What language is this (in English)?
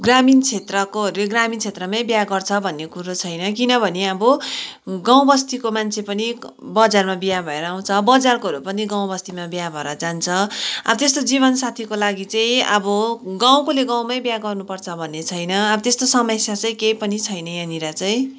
Nepali